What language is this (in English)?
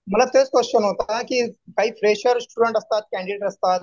Marathi